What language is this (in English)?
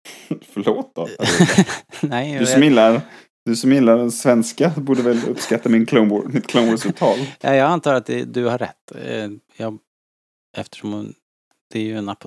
Swedish